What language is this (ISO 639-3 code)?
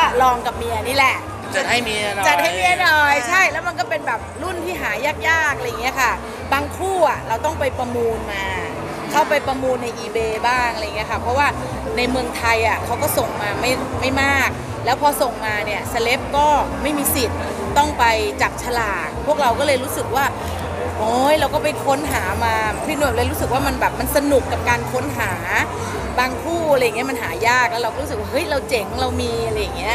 tha